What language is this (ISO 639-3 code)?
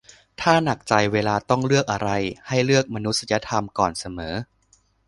tha